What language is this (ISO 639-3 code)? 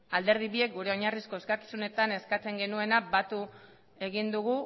eus